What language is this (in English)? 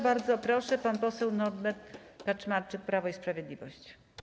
Polish